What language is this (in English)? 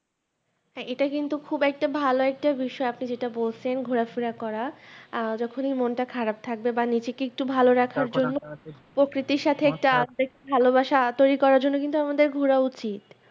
Bangla